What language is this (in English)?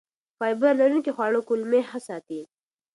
Pashto